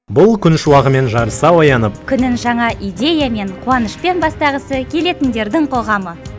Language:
Kazakh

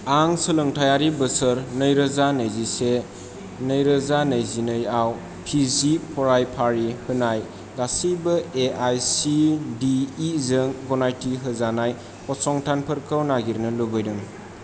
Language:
Bodo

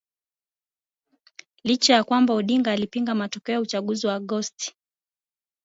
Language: Swahili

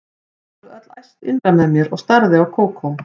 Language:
Icelandic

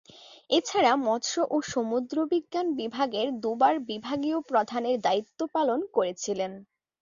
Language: Bangla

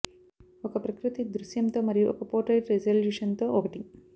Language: Telugu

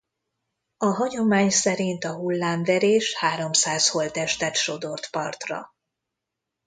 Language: Hungarian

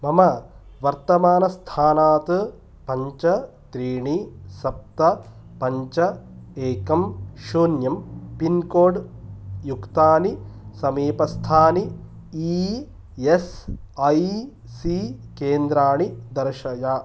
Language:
Sanskrit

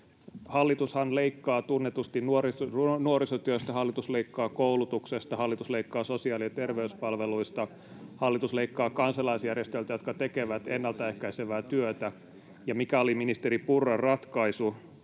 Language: Finnish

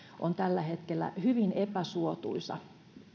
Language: Finnish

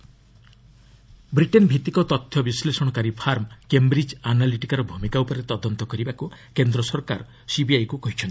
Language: Odia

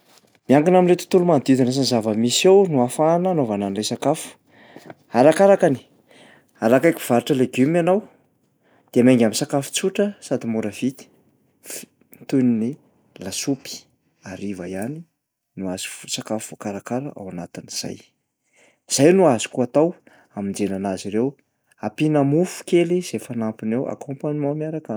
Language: Malagasy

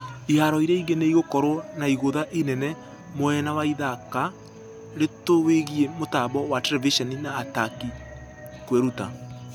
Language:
Kikuyu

